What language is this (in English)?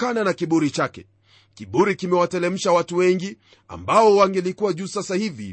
Swahili